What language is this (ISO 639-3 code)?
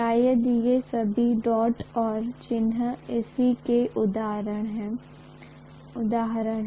hin